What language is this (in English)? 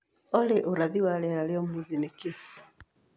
Kikuyu